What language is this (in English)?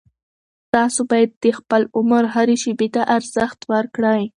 Pashto